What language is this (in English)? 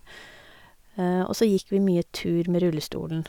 Norwegian